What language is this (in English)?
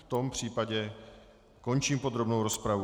Czech